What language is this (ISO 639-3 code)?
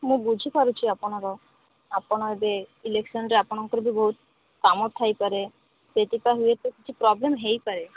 ori